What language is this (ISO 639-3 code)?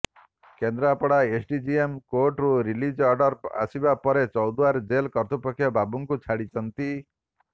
ori